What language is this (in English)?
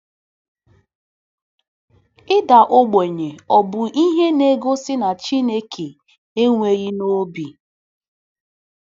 Igbo